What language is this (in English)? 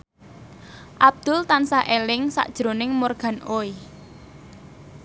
Javanese